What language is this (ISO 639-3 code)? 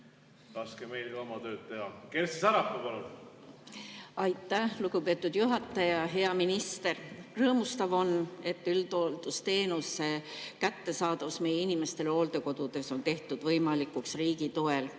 est